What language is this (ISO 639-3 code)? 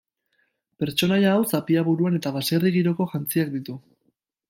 eus